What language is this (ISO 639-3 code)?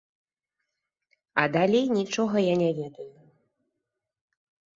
bel